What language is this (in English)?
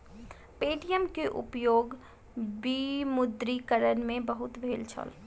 Maithili